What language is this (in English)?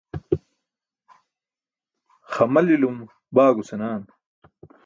Burushaski